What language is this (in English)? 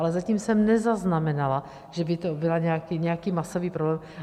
Czech